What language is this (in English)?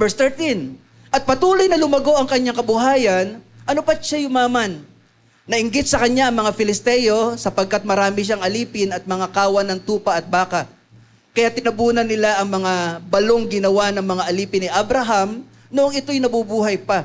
Filipino